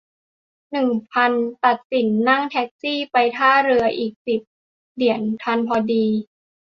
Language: Thai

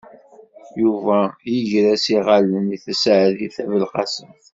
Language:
Kabyle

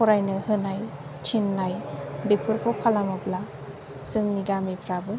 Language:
Bodo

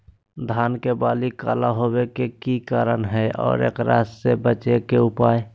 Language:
Magahi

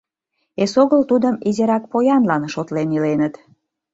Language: Mari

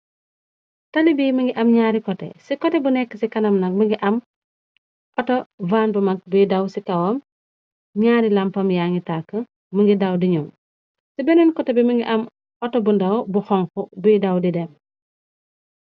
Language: Wolof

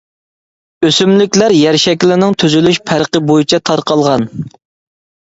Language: Uyghur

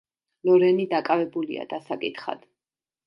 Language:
Georgian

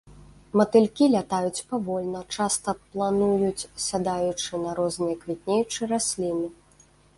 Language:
Belarusian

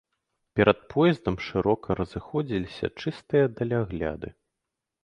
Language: Belarusian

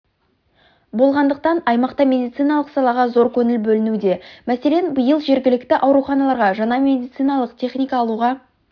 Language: Kazakh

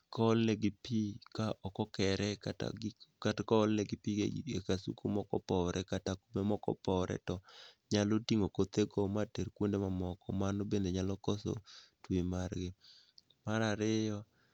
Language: Luo (Kenya and Tanzania)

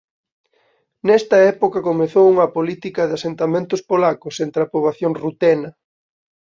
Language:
Galician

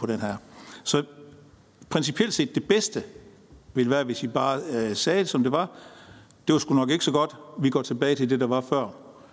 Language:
Danish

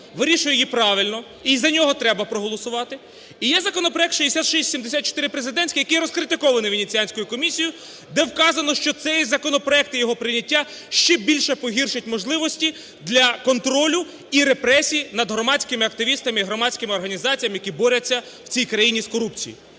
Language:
Ukrainian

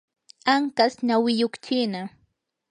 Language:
Yanahuanca Pasco Quechua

